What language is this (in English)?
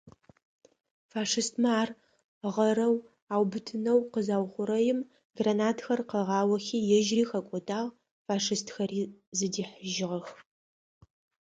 Adyghe